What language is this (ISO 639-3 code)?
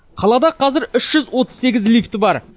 kaz